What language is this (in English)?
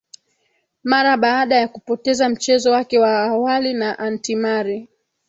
Swahili